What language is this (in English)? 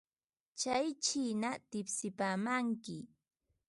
Ambo-Pasco Quechua